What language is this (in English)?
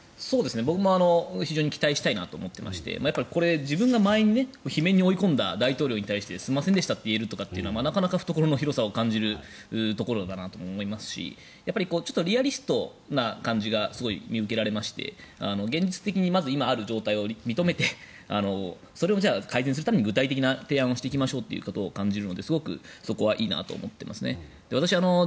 Japanese